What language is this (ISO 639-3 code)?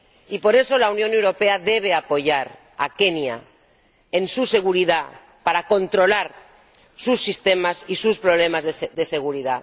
spa